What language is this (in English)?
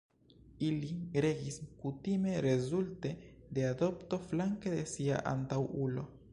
Esperanto